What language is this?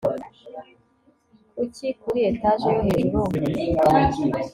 Kinyarwanda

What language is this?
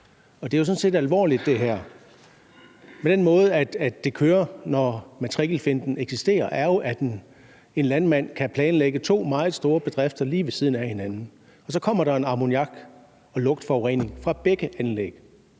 Danish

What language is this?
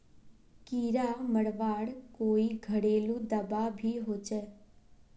Magahi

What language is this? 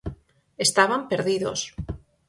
Galician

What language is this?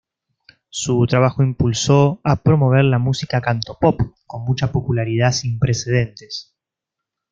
Spanish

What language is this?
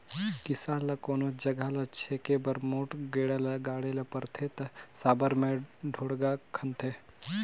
Chhattisgarhi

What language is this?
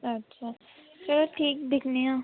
Dogri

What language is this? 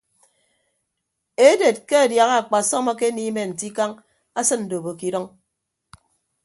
Ibibio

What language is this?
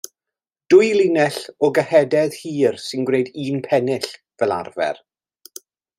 Welsh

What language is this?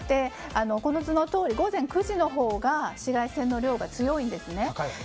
Japanese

